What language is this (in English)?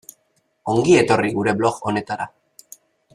Basque